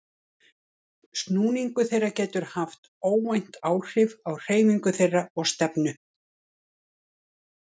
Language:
Icelandic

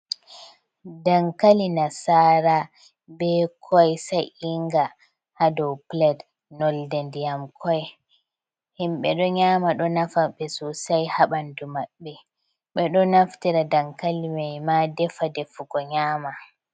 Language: Fula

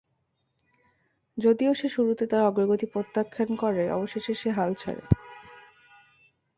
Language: Bangla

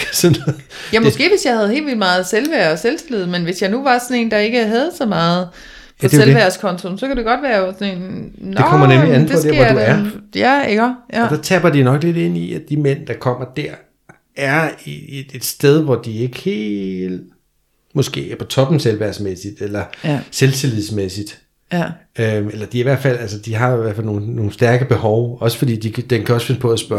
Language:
Danish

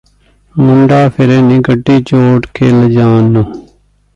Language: Punjabi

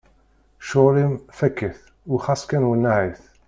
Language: Kabyle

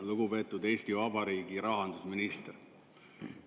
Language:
Estonian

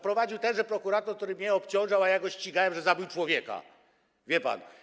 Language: Polish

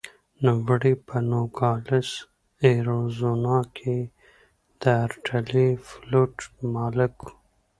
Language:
Pashto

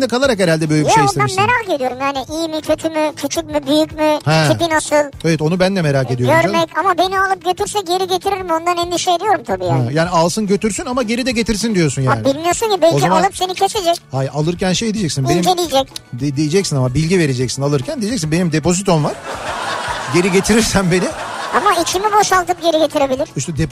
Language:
Turkish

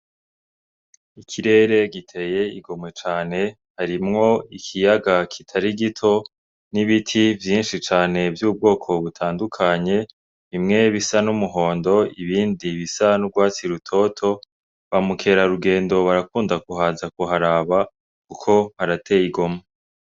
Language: Rundi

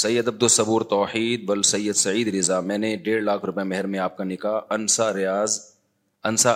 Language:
Urdu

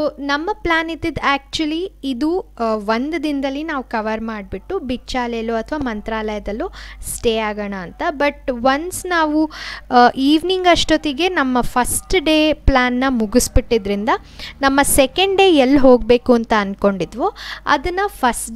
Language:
Hindi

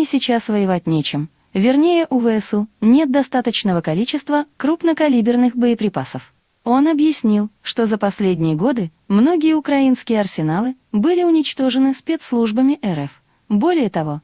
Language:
Russian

